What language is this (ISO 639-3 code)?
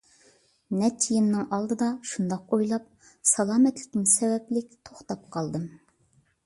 uig